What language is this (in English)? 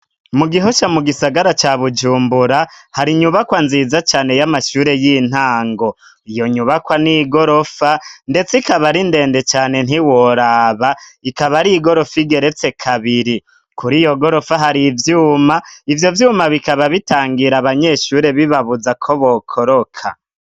Rundi